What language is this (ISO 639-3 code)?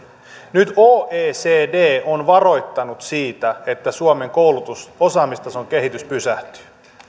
fin